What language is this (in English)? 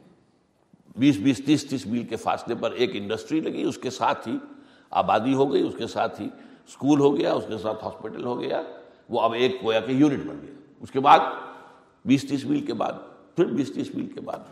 Urdu